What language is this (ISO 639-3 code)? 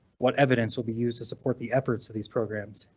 eng